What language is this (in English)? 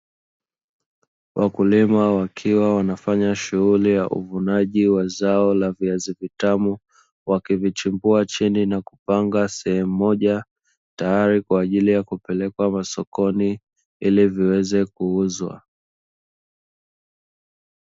Swahili